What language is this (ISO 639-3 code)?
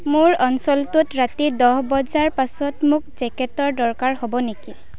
asm